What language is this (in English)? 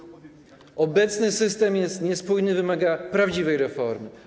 Polish